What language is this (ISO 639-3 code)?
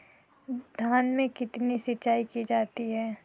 hin